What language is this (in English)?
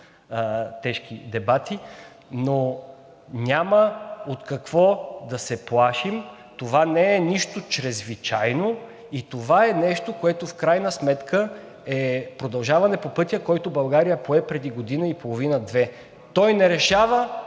Bulgarian